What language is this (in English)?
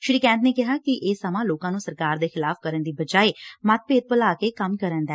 Punjabi